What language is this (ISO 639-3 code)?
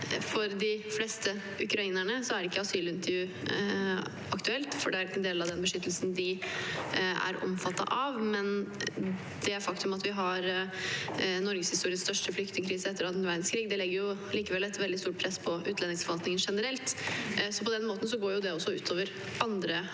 nor